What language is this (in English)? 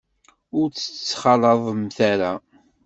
Kabyle